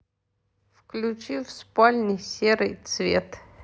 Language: Russian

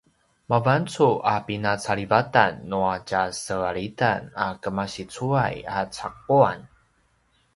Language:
Paiwan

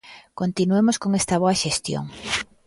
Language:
Galician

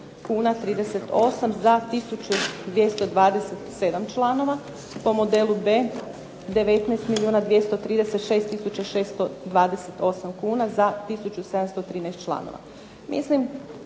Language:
Croatian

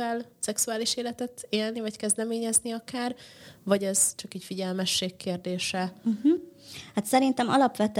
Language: Hungarian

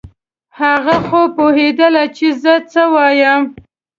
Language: Pashto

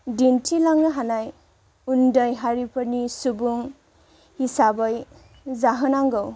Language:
Bodo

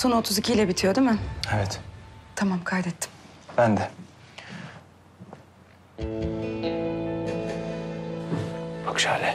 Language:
Turkish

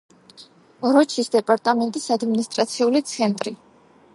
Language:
Georgian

